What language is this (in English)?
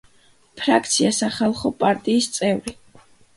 Georgian